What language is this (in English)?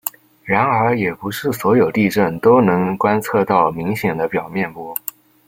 Chinese